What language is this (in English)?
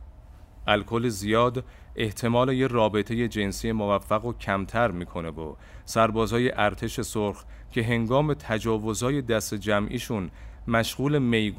Persian